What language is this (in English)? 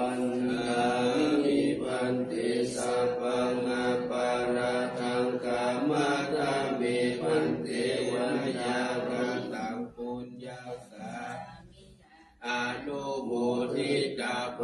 Thai